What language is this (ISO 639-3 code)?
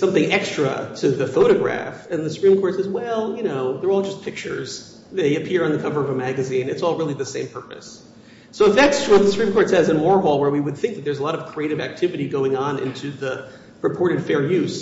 eng